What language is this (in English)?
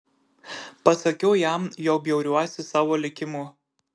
Lithuanian